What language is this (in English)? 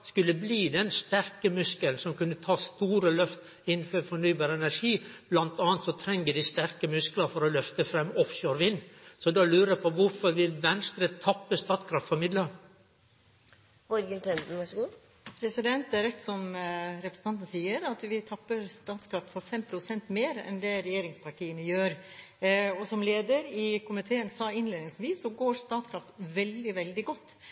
Norwegian